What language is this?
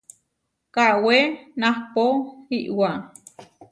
Huarijio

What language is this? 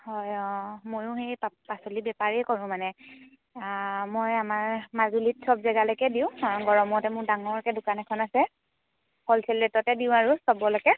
Assamese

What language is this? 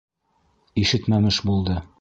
Bashkir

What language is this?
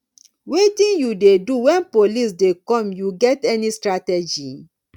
Nigerian Pidgin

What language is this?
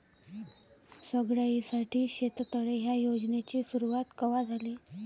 Marathi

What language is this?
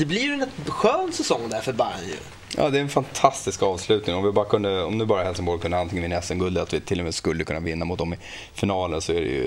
Swedish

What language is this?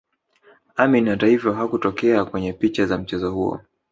Swahili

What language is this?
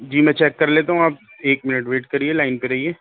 Urdu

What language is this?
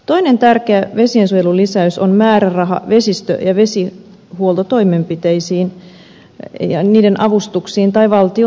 Finnish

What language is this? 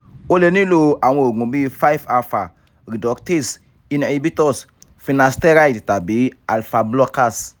Yoruba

